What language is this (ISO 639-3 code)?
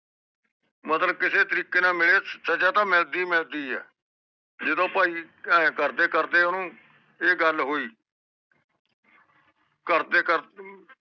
pan